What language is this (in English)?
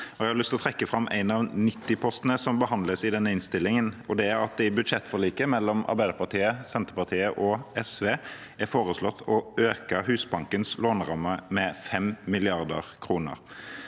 Norwegian